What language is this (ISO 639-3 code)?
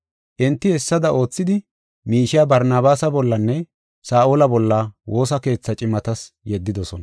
gof